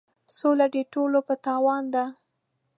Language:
Pashto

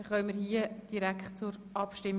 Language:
Swiss German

